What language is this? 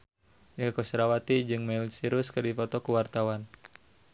Sundanese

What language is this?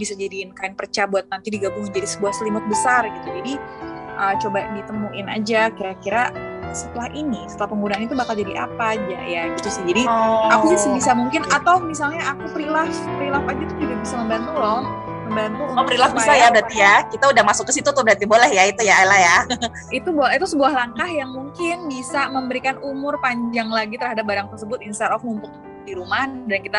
Indonesian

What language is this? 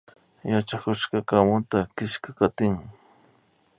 Imbabura Highland Quichua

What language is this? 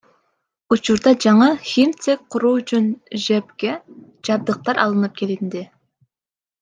Kyrgyz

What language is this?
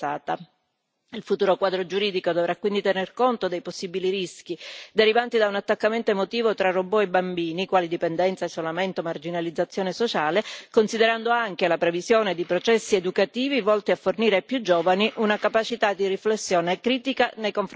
Italian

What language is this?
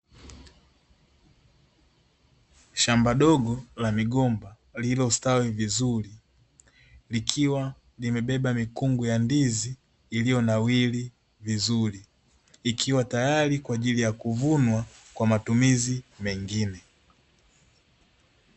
Swahili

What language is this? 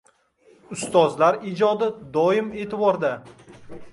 Uzbek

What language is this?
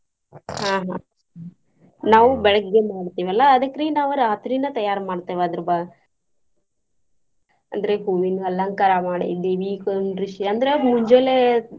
Kannada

